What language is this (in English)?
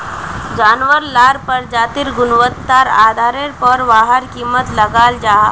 Magahi